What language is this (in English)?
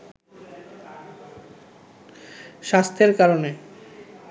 Bangla